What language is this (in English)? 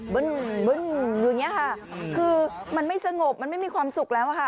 Thai